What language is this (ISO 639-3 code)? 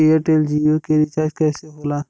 bho